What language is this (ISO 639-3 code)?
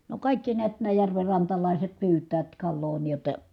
fin